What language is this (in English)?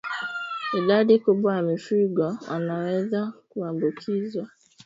Swahili